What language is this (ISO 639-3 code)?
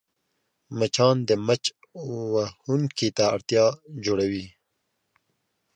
pus